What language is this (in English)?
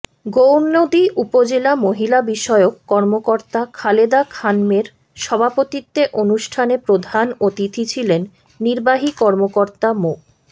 Bangla